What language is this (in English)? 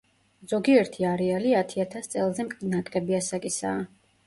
Georgian